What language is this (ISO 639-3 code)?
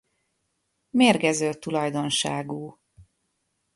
hun